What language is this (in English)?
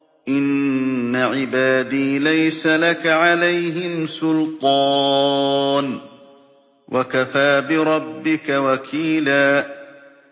Arabic